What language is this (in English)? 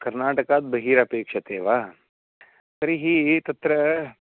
Sanskrit